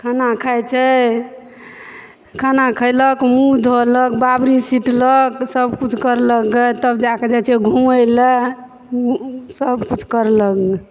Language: Maithili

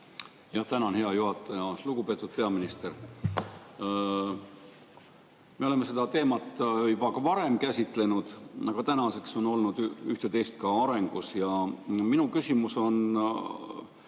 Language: Estonian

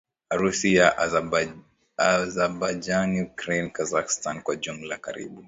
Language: Swahili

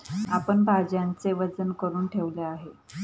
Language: Marathi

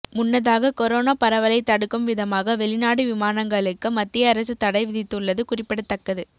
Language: Tamil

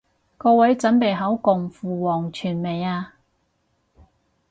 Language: Cantonese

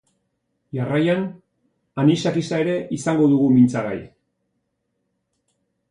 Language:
Basque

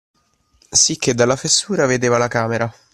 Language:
Italian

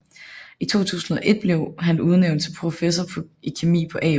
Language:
Danish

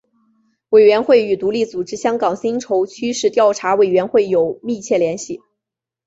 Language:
Chinese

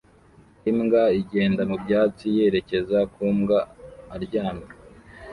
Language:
Kinyarwanda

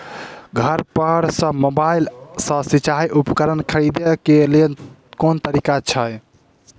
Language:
Maithili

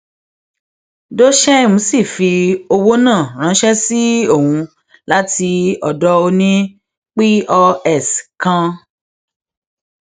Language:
Yoruba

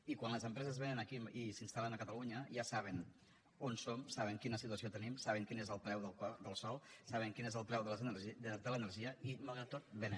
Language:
Catalan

